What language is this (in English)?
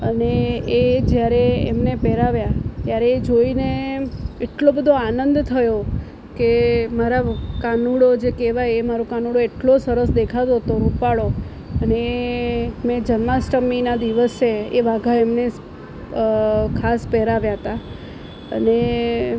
Gujarati